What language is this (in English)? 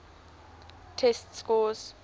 English